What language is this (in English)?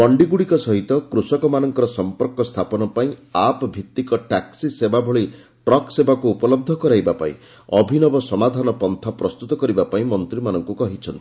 Odia